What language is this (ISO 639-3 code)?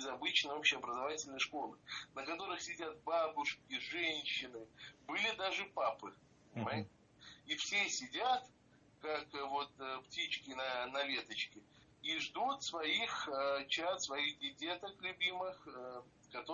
rus